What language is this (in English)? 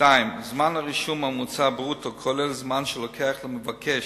Hebrew